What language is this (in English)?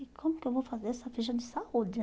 Portuguese